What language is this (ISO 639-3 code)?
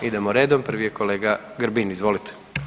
hrv